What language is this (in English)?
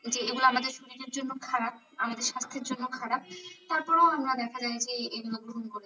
Bangla